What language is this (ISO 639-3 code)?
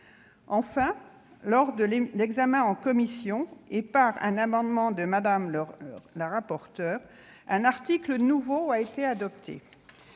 fra